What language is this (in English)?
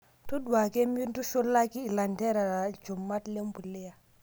Masai